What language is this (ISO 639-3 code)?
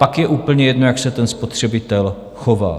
ces